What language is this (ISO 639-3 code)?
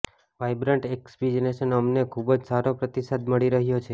guj